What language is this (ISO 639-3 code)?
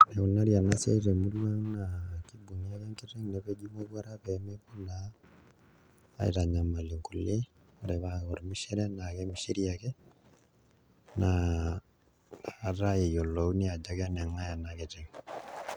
mas